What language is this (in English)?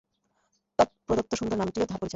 Bangla